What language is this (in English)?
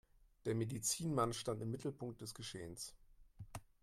German